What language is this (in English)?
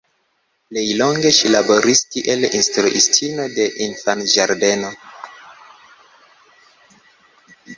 Esperanto